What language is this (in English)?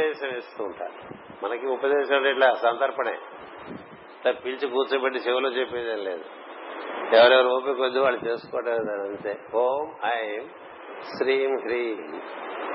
Telugu